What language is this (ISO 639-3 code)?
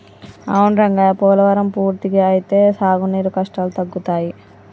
tel